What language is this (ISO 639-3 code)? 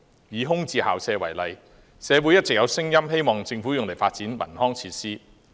yue